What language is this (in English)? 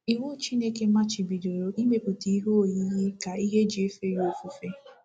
Igbo